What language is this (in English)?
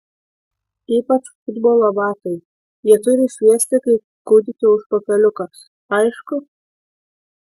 Lithuanian